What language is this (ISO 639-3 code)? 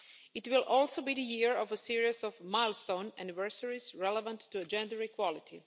eng